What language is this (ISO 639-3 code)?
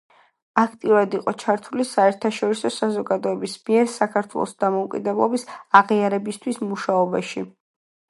kat